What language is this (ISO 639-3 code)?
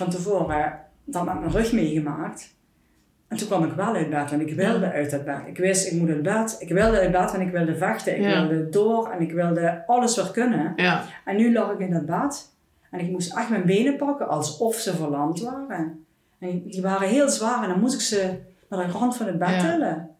nld